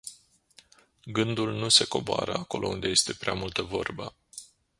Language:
Romanian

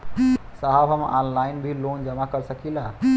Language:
Bhojpuri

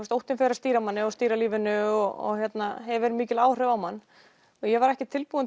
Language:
Icelandic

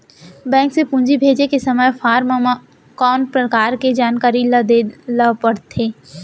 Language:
Chhattisgarhi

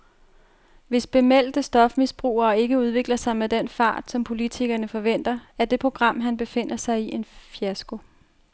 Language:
Danish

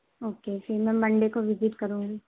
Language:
Urdu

